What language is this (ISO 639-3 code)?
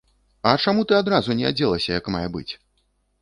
bel